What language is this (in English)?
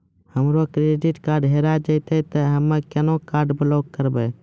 Maithili